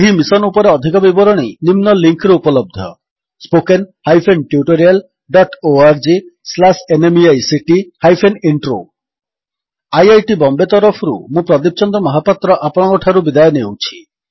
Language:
Odia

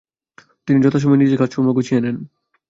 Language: Bangla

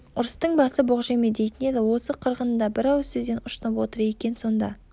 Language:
Kazakh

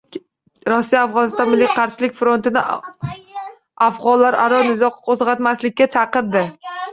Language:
Uzbek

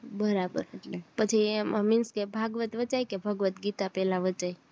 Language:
Gujarati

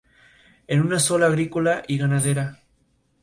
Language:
Spanish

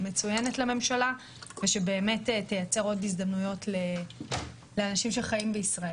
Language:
Hebrew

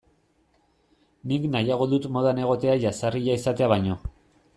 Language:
Basque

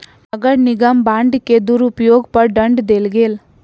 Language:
Maithili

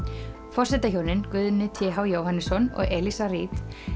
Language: Icelandic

